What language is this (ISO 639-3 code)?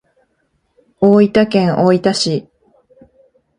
jpn